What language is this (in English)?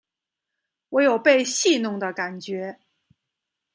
Chinese